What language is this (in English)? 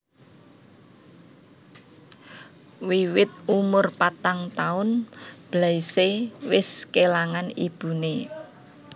Javanese